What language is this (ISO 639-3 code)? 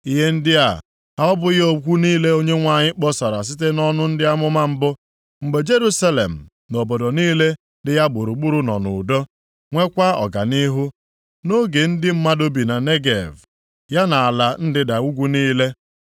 ibo